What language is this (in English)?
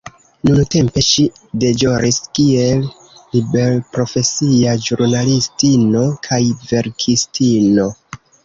Esperanto